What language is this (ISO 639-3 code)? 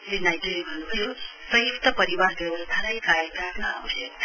nep